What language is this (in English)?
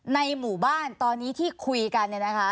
Thai